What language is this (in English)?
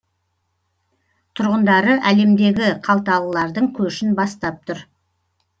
Kazakh